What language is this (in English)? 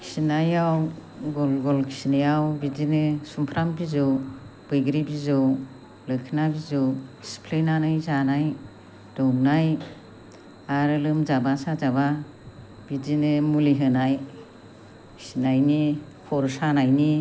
Bodo